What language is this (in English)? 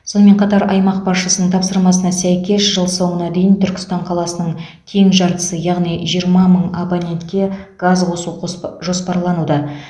Kazakh